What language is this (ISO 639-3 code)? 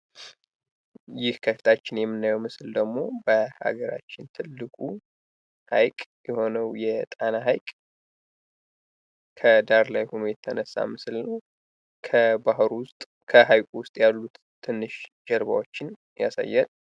amh